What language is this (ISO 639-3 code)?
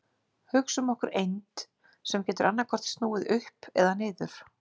isl